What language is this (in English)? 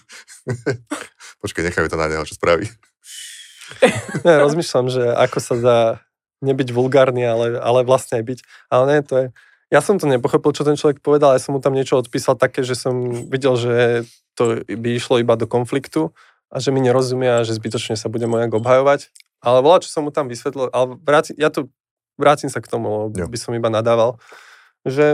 Slovak